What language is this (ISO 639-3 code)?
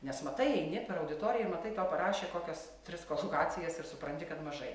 lit